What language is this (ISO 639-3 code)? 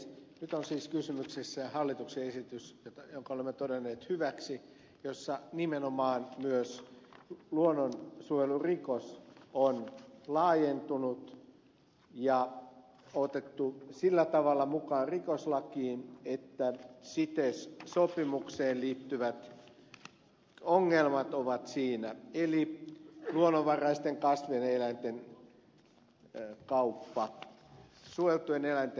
fin